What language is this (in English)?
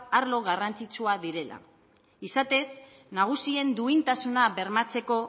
Basque